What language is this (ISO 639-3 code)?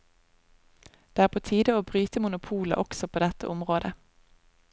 nor